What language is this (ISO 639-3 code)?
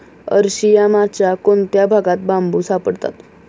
mar